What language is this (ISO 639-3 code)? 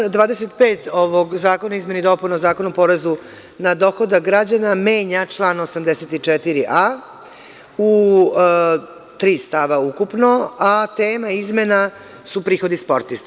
srp